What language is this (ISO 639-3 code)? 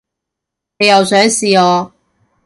yue